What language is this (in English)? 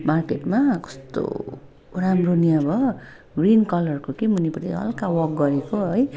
Nepali